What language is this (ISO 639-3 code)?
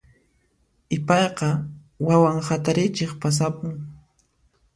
qxp